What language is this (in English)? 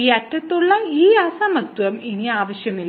Malayalam